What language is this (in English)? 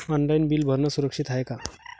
Marathi